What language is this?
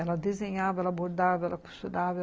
Portuguese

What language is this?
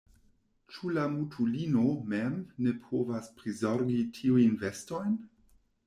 Esperanto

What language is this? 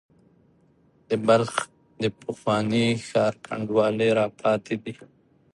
Pashto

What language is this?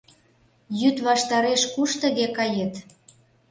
Mari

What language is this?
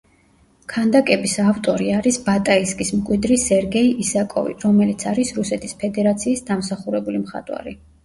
Georgian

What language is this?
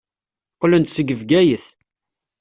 Kabyle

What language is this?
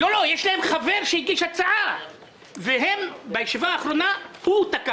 Hebrew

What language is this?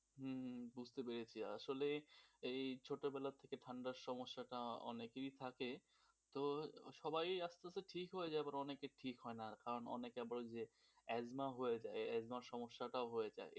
Bangla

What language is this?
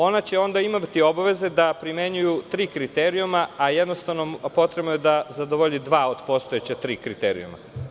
Serbian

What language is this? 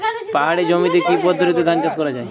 Bangla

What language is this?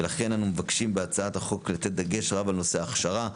Hebrew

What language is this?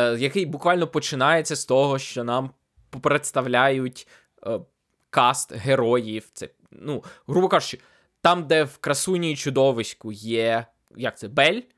Ukrainian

